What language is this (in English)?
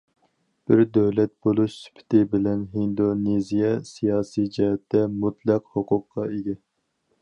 Uyghur